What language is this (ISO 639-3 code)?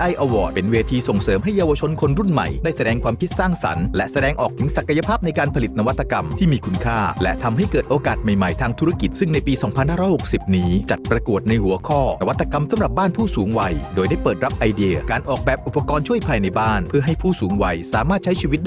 tha